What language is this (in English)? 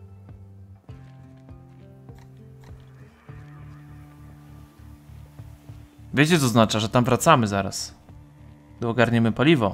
Polish